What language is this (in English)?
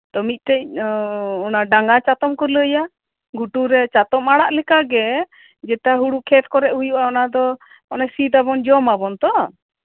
Santali